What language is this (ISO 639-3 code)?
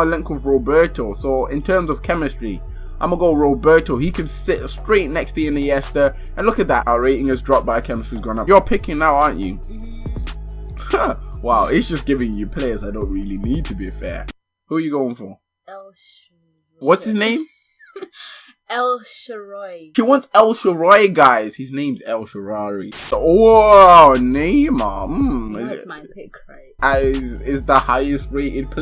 eng